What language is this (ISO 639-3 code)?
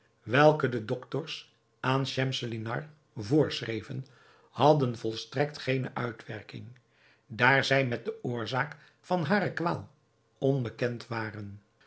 nld